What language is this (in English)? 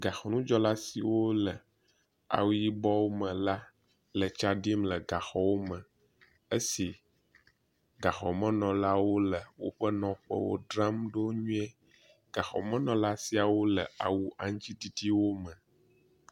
Ewe